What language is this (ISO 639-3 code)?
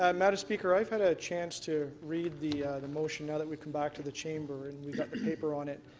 eng